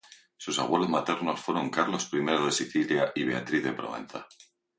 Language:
Spanish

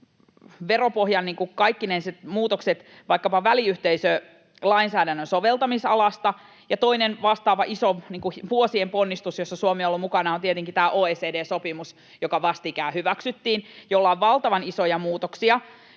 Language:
Finnish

